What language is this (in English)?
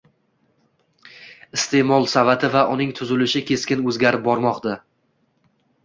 Uzbek